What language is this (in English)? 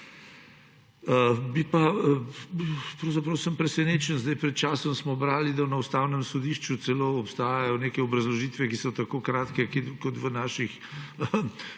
Slovenian